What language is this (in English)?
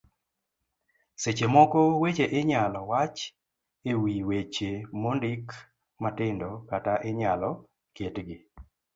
Luo (Kenya and Tanzania)